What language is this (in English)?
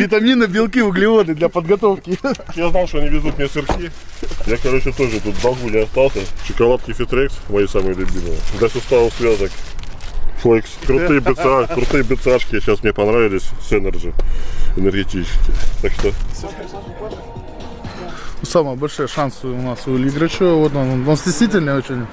Russian